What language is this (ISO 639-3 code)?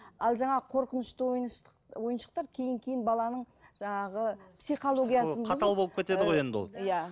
kaz